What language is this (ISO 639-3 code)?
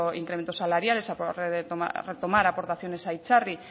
spa